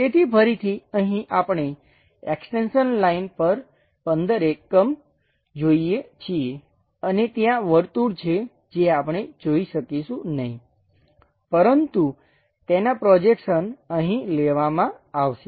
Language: Gujarati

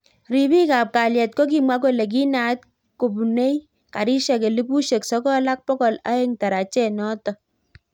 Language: Kalenjin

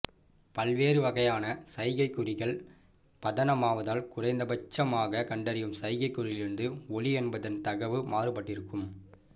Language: Tamil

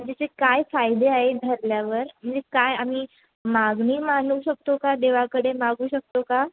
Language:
Marathi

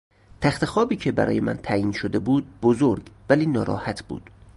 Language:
Persian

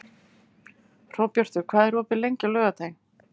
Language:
Icelandic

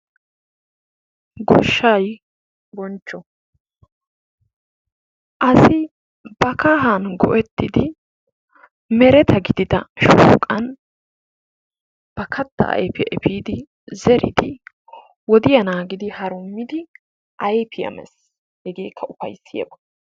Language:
Wolaytta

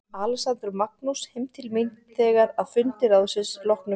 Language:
Icelandic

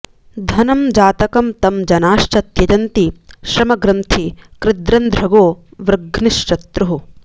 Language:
Sanskrit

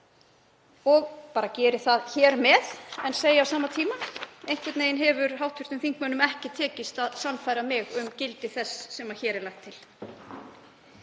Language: Icelandic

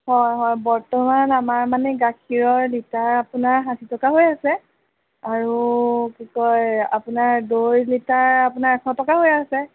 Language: Assamese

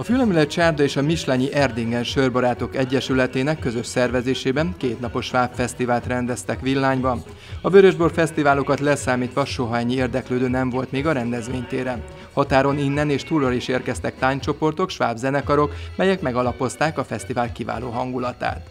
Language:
Hungarian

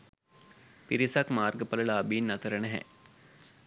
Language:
Sinhala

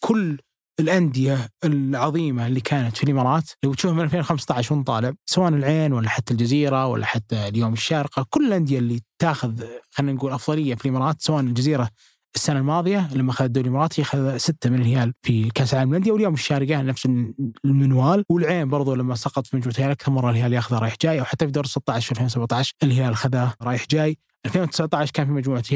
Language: Arabic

